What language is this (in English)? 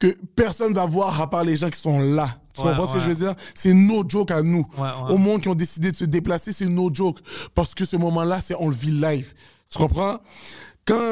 French